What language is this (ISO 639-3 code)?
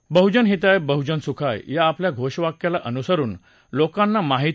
mar